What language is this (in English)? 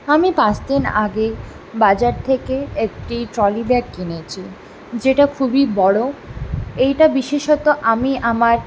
Bangla